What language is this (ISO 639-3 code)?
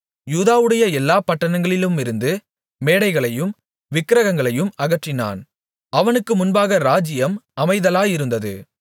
tam